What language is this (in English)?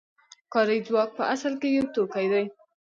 Pashto